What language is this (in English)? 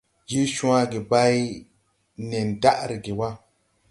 Tupuri